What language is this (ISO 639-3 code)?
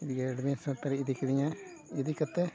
sat